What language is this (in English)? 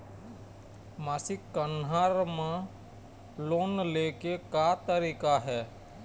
Chhattisgarhi